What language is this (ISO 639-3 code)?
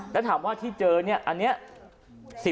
tha